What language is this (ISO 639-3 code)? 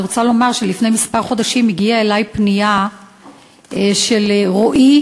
heb